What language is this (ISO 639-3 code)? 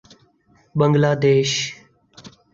urd